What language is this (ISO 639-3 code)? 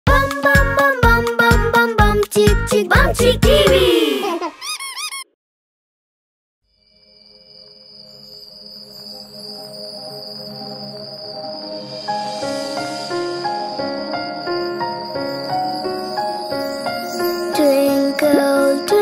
eng